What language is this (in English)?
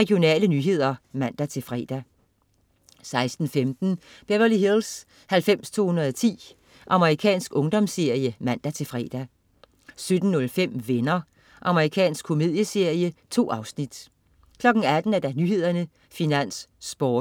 Danish